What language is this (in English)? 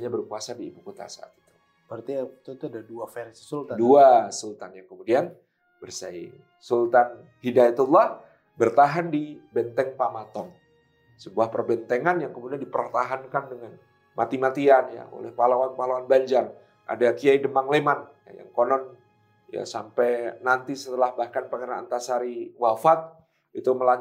Indonesian